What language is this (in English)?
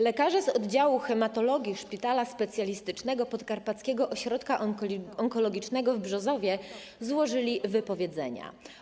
Polish